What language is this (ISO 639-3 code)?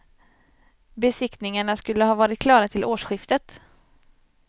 swe